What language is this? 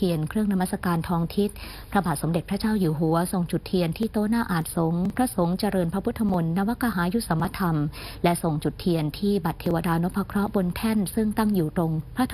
Thai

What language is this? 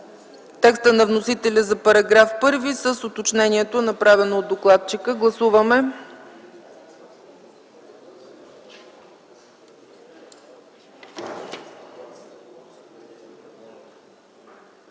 Bulgarian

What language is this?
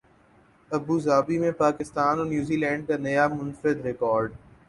Urdu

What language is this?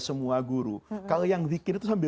Indonesian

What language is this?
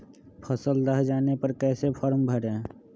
Magahi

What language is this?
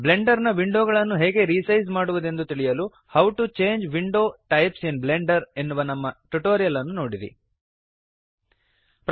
Kannada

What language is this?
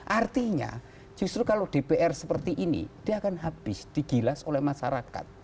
Indonesian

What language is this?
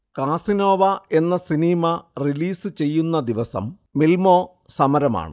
Malayalam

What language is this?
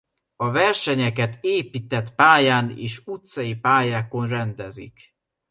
Hungarian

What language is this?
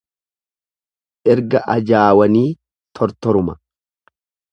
Oromo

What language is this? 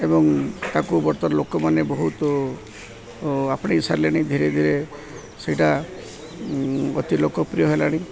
Odia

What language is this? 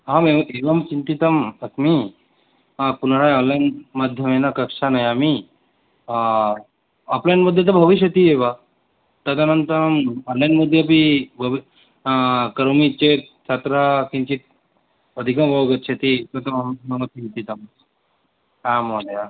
Sanskrit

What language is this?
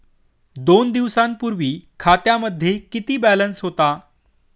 Marathi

